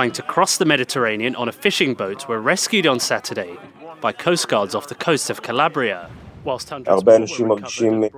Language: Hebrew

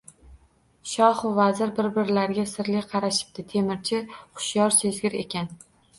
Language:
Uzbek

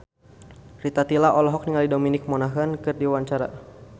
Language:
Sundanese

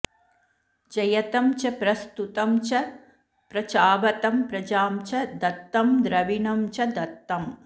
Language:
Sanskrit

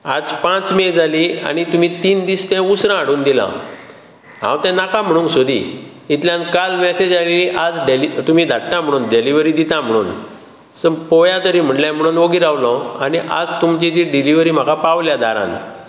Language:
Konkani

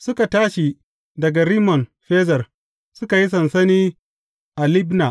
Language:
Hausa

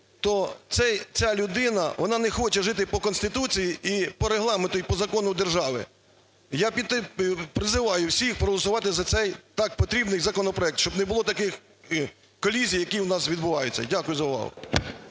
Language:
Ukrainian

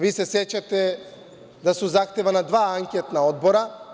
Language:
Serbian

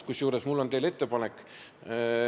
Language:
Estonian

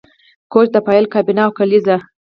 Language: Pashto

